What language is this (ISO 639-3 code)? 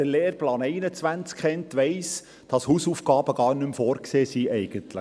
gsw